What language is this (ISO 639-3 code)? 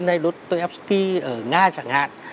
vie